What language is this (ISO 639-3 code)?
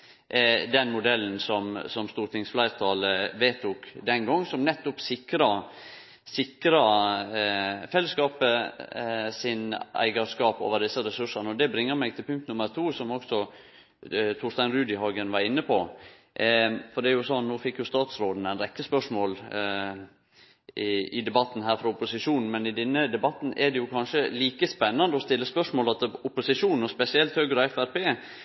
nno